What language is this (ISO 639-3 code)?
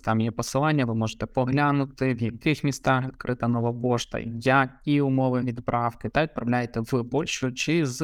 ukr